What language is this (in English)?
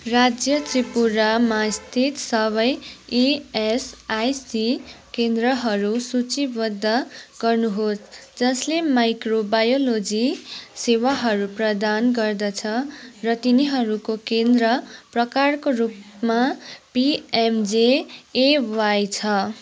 Nepali